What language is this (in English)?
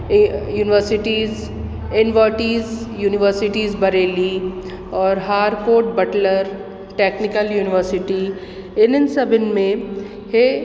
Sindhi